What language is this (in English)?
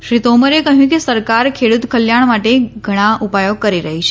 Gujarati